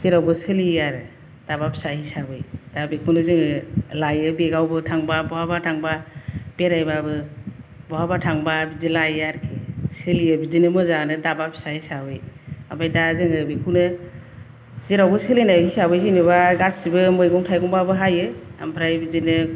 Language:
Bodo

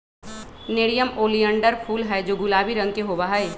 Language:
Magahi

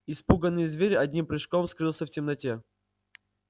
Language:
Russian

